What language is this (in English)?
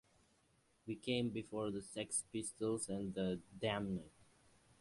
English